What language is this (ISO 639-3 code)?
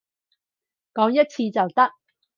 yue